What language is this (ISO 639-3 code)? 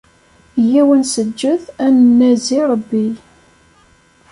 kab